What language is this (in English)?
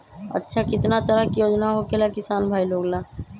Magahi